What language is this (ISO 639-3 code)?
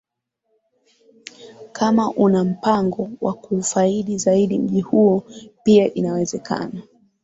swa